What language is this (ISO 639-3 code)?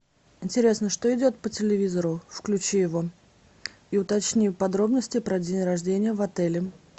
rus